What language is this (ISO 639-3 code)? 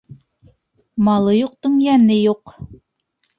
bak